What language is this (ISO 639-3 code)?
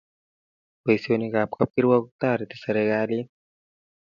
kln